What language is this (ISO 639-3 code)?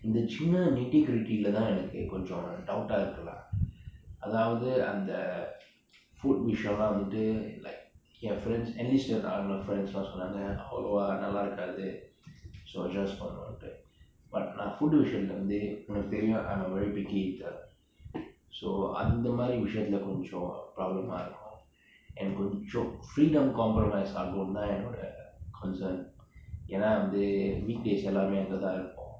eng